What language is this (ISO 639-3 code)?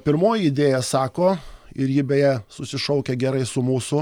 lit